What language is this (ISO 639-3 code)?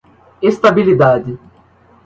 por